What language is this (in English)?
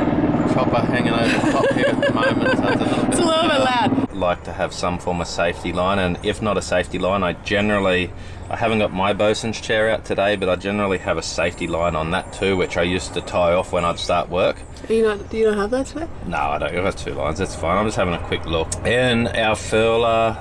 English